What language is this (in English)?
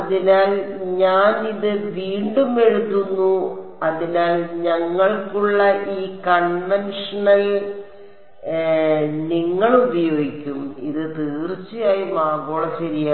Malayalam